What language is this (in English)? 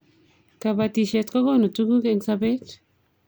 Kalenjin